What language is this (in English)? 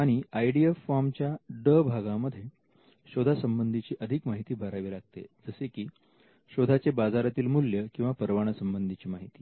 Marathi